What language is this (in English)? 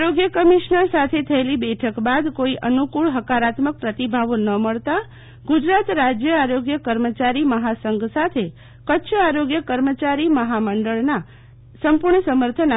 Gujarati